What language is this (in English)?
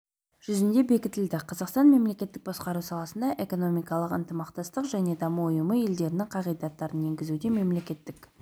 Kazakh